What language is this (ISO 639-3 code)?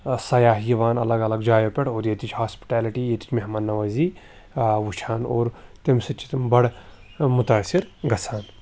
kas